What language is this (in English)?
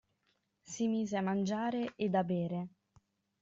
Italian